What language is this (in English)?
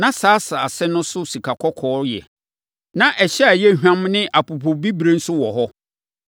Akan